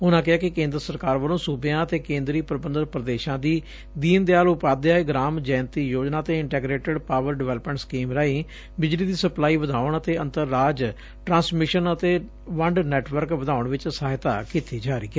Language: Punjabi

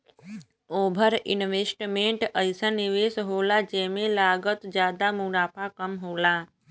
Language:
Bhojpuri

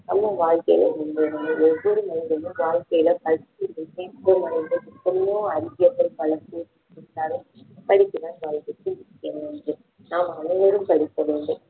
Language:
Tamil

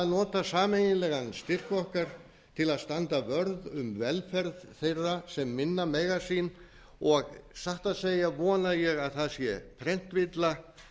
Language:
Icelandic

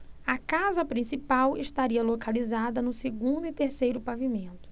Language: Portuguese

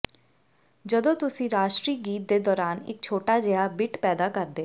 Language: Punjabi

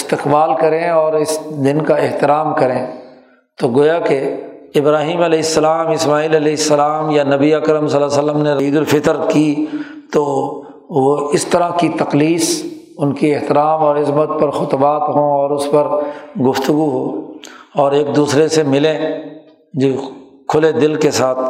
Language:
Urdu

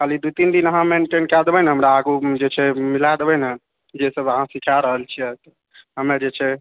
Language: Maithili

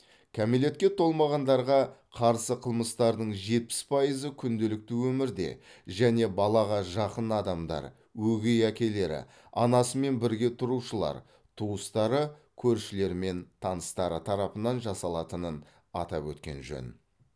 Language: Kazakh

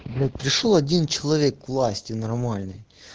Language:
Russian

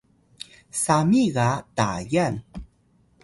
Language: Atayal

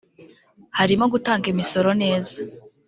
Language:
Kinyarwanda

